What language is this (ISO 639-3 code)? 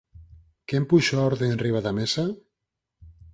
glg